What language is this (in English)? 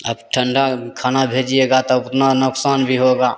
Hindi